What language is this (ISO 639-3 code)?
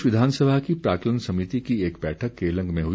hin